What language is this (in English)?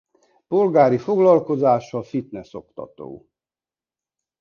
Hungarian